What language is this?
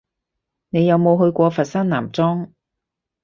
Cantonese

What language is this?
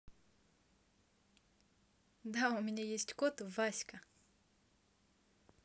Russian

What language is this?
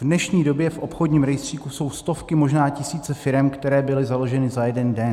Czech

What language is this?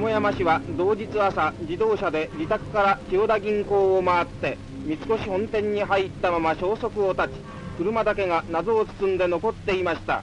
Japanese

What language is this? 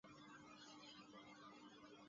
Chinese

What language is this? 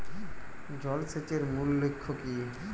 Bangla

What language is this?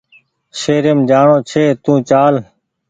Goaria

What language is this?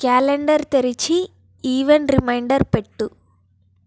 Telugu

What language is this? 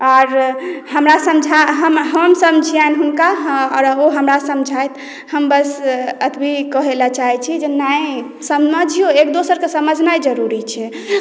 Maithili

